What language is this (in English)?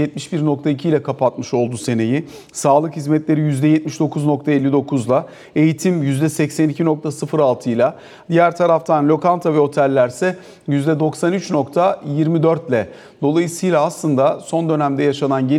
Turkish